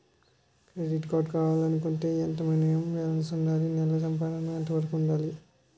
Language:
Telugu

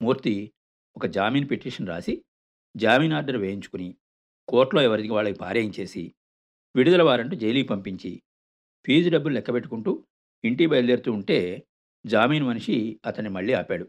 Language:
Telugu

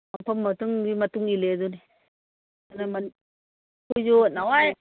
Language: Manipuri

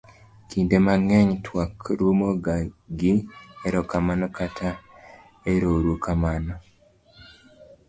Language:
Luo (Kenya and Tanzania)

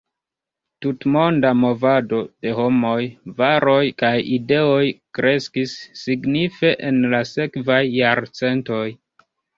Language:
Esperanto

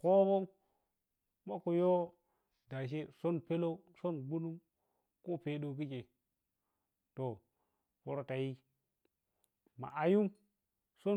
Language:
Piya-Kwonci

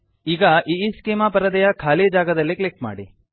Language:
Kannada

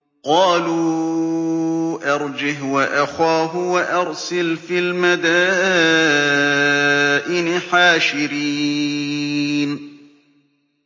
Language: Arabic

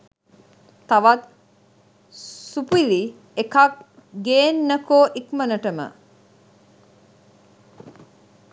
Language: Sinhala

